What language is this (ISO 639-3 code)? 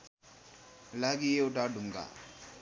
nep